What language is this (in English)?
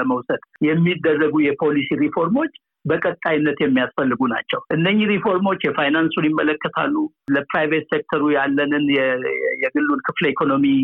Amharic